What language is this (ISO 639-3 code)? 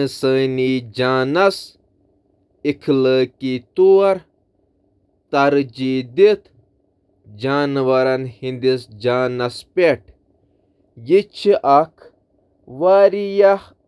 kas